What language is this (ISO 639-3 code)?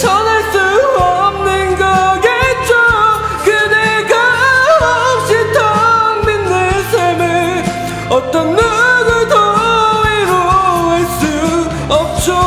kor